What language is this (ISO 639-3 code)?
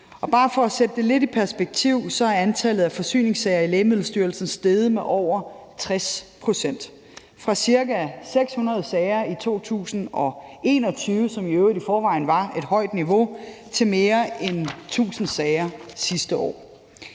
dan